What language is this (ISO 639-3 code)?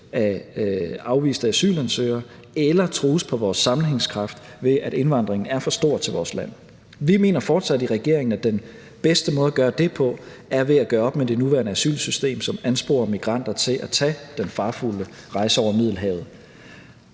dan